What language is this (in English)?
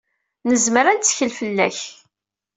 Kabyle